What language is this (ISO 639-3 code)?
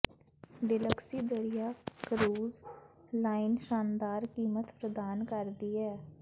pan